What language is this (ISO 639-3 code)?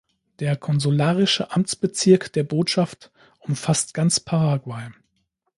deu